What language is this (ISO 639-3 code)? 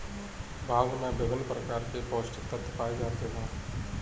hin